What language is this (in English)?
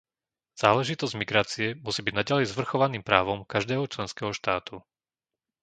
Slovak